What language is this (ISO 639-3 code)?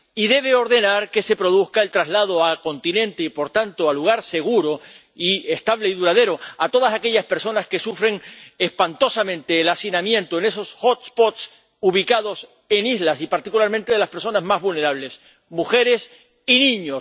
spa